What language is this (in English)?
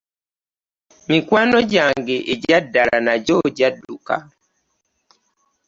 Ganda